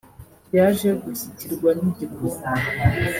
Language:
Kinyarwanda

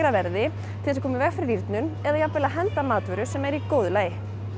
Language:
Icelandic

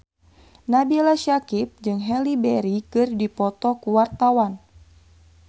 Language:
Sundanese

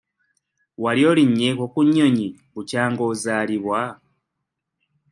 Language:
Ganda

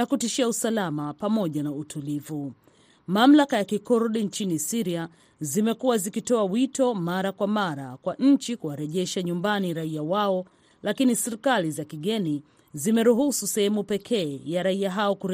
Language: Swahili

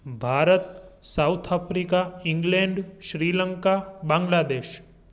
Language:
Sindhi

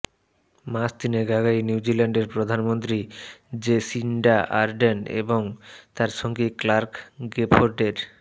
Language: Bangla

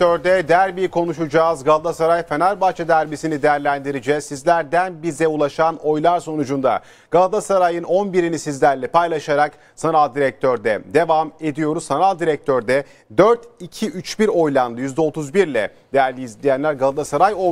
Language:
Turkish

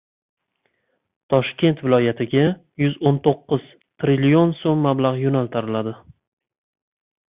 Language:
Uzbek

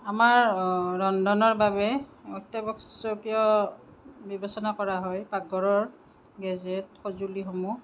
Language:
Assamese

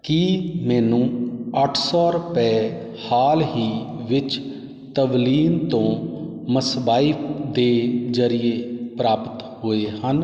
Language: Punjabi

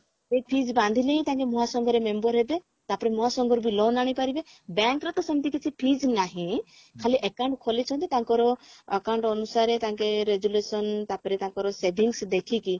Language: Odia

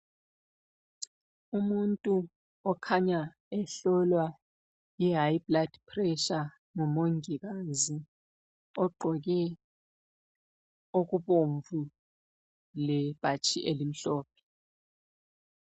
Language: North Ndebele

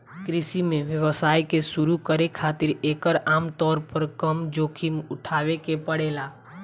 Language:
Bhojpuri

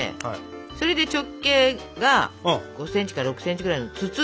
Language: Japanese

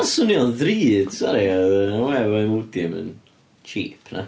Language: Welsh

